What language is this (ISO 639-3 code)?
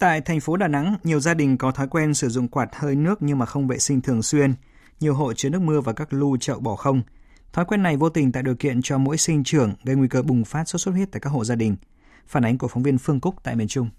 vie